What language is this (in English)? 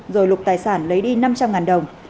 Vietnamese